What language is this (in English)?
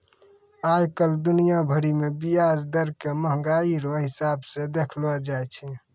Maithili